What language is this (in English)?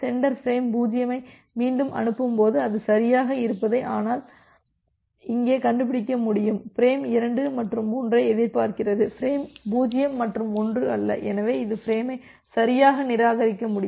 Tamil